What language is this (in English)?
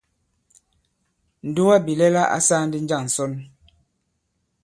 Bankon